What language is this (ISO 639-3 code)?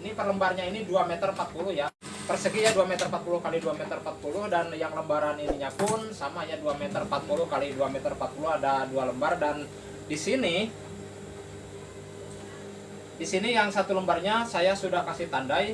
ind